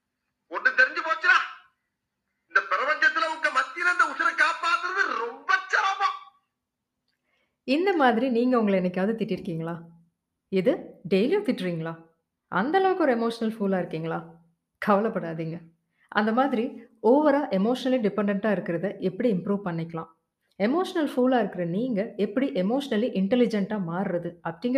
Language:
Tamil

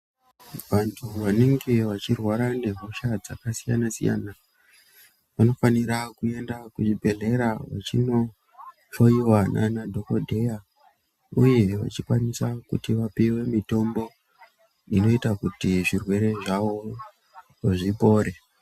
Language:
Ndau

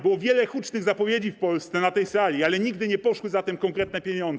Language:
Polish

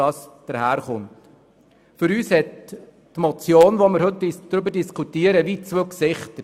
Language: Swiss German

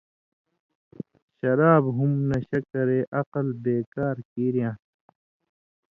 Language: Indus Kohistani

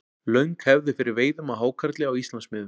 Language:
Icelandic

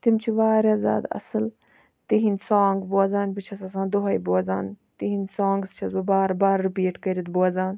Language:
Kashmiri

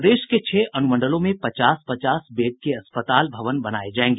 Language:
Hindi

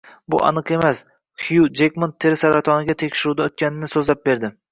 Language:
Uzbek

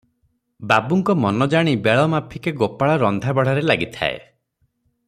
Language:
Odia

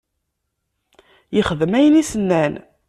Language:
Kabyle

